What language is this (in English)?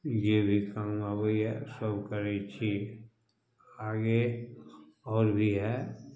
Maithili